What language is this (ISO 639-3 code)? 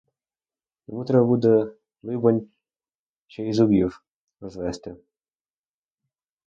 ukr